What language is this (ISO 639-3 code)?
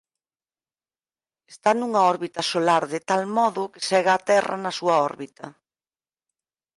glg